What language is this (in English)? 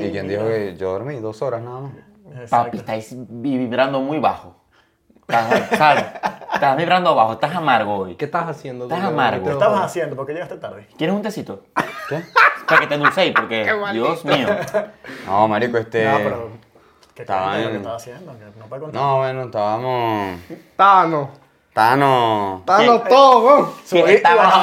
Spanish